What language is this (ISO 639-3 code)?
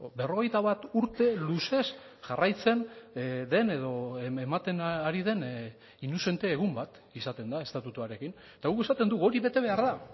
eus